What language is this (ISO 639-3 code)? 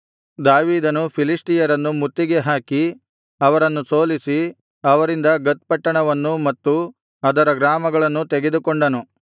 kan